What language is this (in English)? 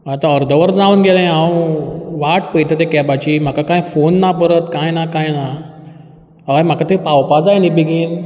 Konkani